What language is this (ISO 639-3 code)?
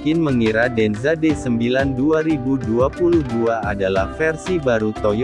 ind